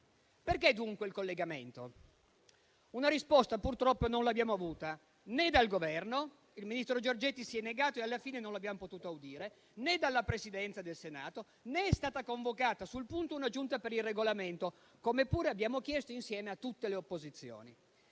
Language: Italian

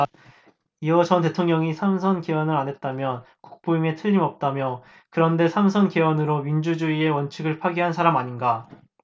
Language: Korean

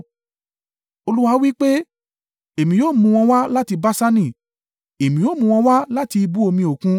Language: Yoruba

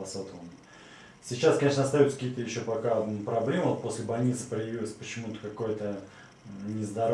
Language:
Russian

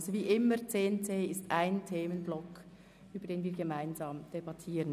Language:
Swiss German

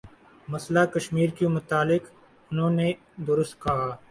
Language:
Urdu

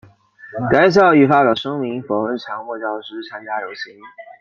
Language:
Chinese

